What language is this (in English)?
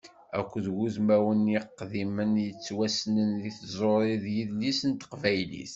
Kabyle